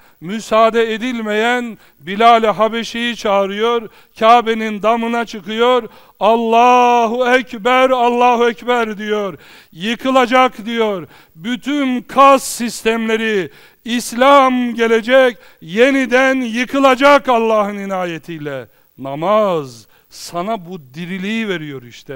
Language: Turkish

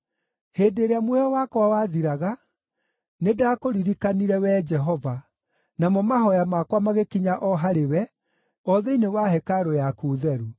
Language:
Kikuyu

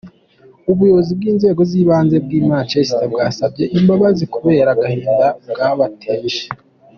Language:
Kinyarwanda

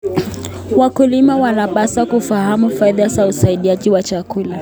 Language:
Kalenjin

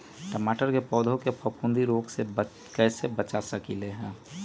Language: Magahi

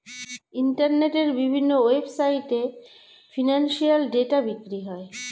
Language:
Bangla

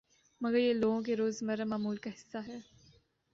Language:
Urdu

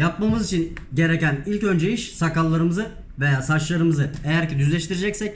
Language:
Turkish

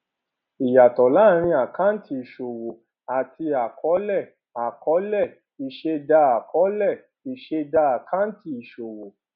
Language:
Yoruba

